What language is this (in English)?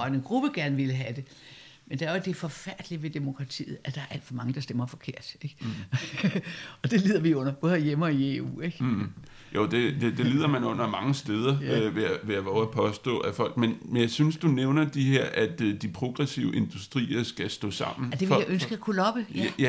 Danish